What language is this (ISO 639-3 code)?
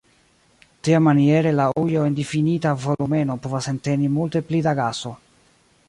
epo